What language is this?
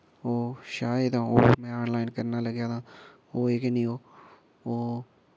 Dogri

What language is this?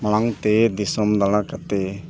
Santali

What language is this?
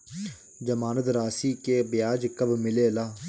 Bhojpuri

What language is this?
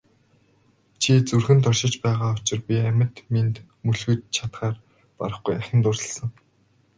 Mongolian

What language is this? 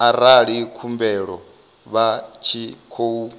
Venda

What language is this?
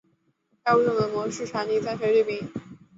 Chinese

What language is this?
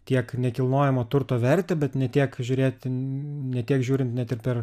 Lithuanian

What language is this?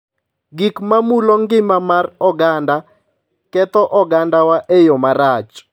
Luo (Kenya and Tanzania)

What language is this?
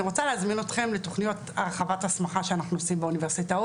Hebrew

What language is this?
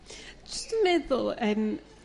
Welsh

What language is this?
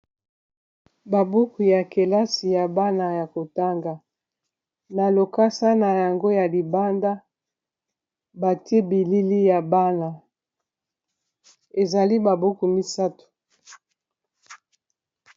Lingala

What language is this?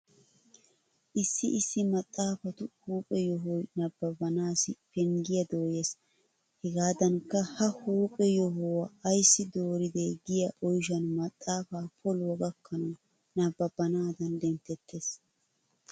Wolaytta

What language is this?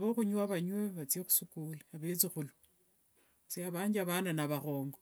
Wanga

